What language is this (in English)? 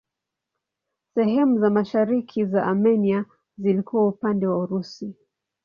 Swahili